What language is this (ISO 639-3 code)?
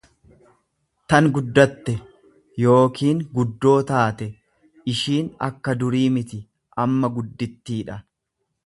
orm